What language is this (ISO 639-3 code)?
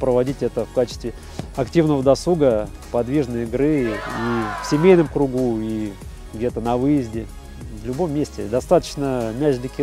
rus